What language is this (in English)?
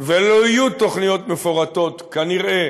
Hebrew